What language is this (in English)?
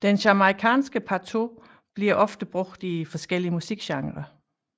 Danish